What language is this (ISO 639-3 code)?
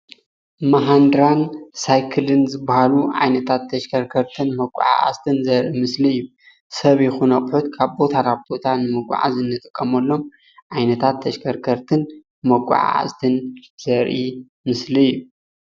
tir